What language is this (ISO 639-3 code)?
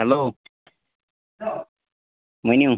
kas